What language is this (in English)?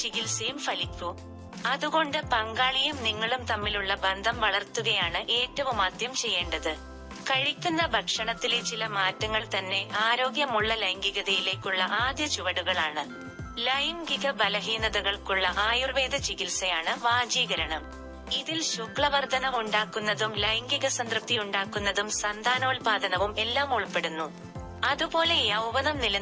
Malayalam